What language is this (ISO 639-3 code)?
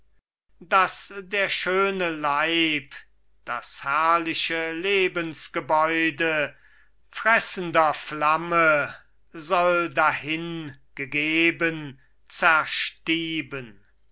deu